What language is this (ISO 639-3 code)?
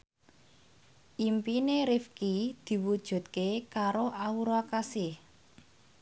jav